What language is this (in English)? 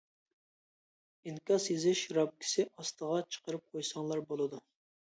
Uyghur